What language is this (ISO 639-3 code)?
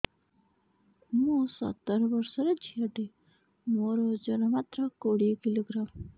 ori